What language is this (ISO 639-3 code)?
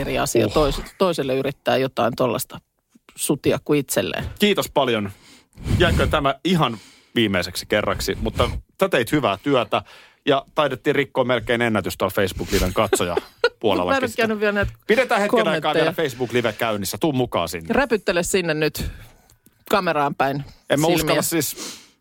fin